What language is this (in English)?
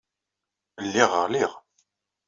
Kabyle